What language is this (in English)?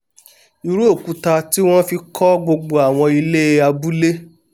Yoruba